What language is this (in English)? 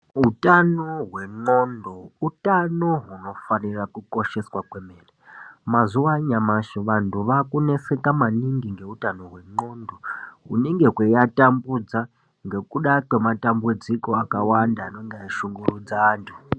Ndau